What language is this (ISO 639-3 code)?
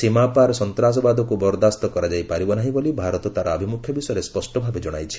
ori